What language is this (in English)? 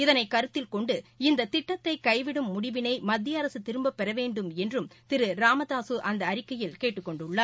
Tamil